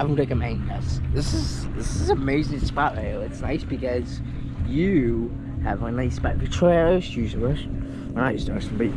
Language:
English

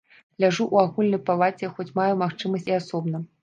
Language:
Belarusian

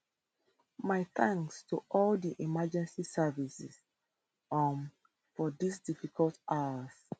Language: Nigerian Pidgin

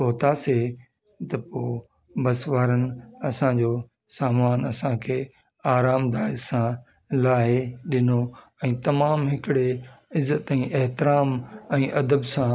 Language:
Sindhi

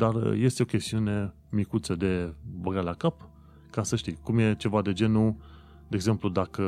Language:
Romanian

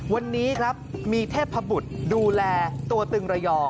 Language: Thai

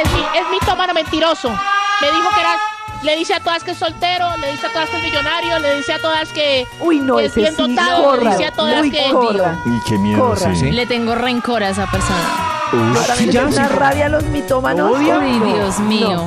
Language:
Spanish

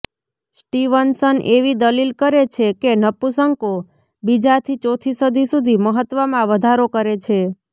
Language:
Gujarati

